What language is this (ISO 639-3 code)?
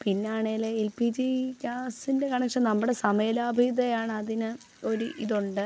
mal